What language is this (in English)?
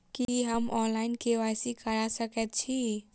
Maithili